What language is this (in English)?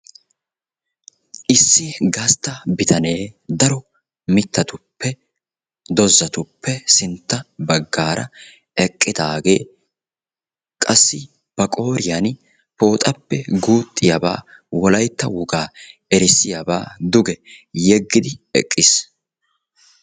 Wolaytta